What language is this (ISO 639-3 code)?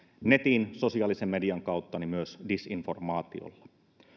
fin